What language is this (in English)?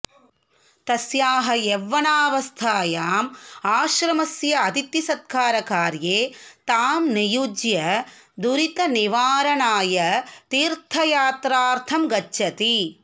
Sanskrit